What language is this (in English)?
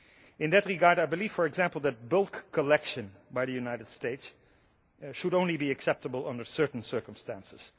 English